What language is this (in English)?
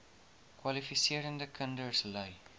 Afrikaans